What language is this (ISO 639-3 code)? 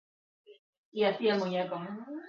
eus